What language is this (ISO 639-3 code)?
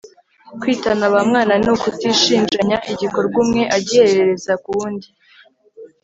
kin